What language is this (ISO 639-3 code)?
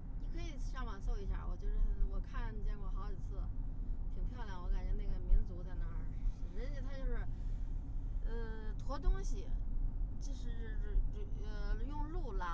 zho